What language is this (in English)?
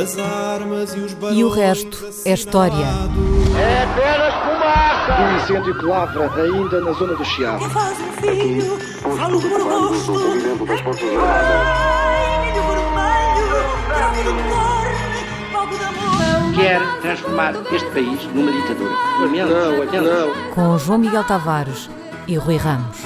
Portuguese